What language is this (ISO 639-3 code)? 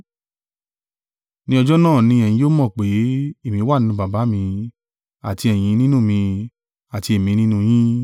yor